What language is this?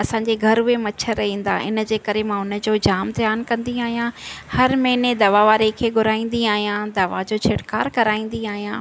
Sindhi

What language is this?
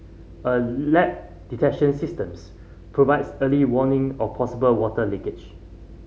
English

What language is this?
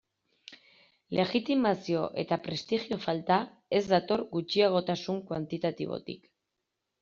Basque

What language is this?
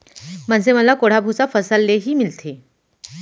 Chhattisgarhi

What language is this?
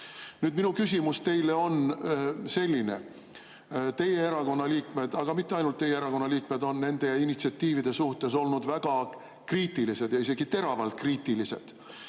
Estonian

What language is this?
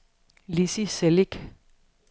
Danish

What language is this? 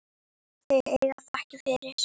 Icelandic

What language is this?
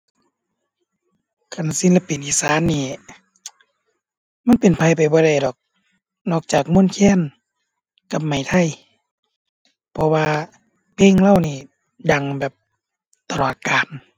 Thai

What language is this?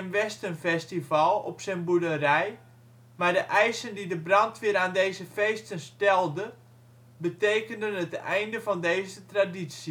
Dutch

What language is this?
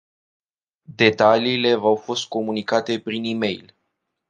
Romanian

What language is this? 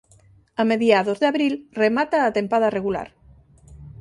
Galician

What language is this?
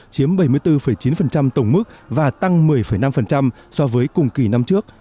Vietnamese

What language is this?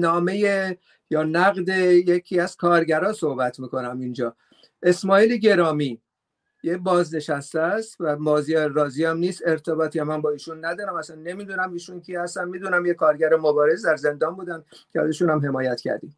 Persian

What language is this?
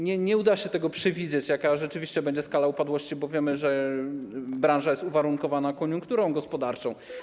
Polish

